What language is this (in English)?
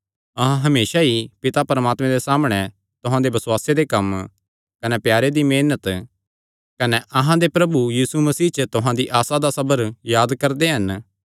Kangri